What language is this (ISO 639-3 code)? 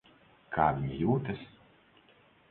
lav